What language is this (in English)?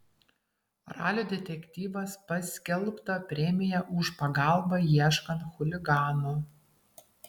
Lithuanian